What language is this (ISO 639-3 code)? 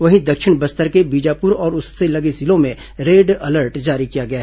hin